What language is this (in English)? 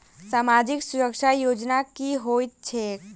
Maithili